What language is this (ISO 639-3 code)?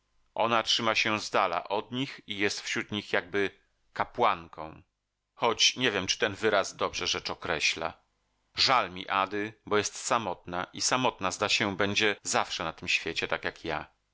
pol